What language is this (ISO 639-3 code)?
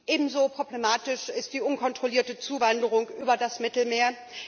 deu